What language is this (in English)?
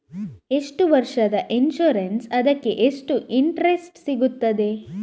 Kannada